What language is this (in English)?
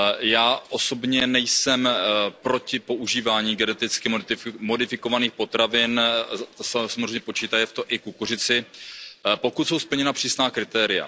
Czech